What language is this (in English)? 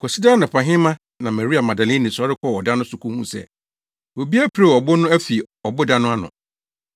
Akan